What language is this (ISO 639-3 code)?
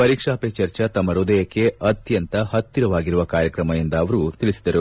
kan